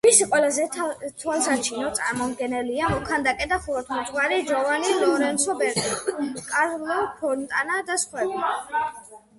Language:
Georgian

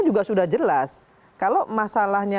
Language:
Indonesian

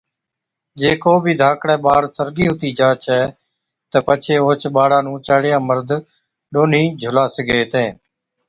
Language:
Od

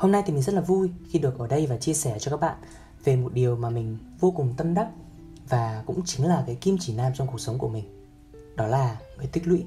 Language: Vietnamese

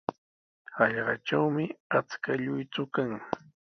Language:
Sihuas Ancash Quechua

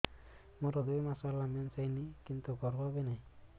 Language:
Odia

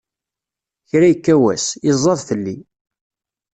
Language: Kabyle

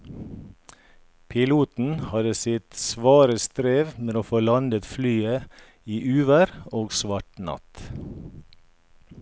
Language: Norwegian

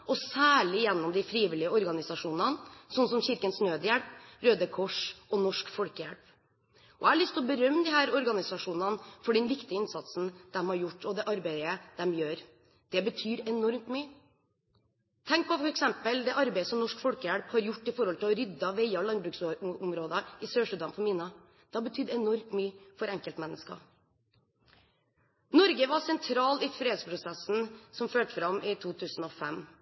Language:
Norwegian Bokmål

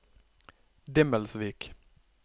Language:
Norwegian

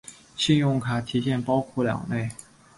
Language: Chinese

